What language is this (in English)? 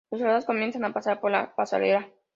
Spanish